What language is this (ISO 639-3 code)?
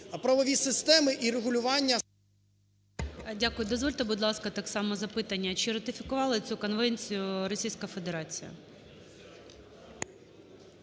ukr